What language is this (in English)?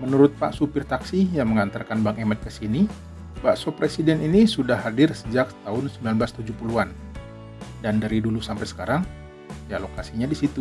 Indonesian